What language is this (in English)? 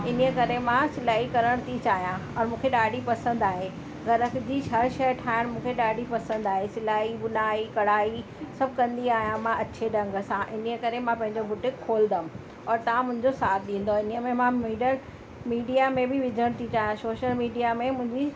Sindhi